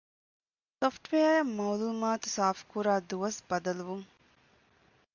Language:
Divehi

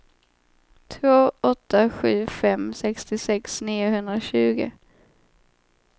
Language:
Swedish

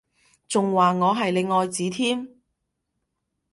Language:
Cantonese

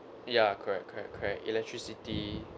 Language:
English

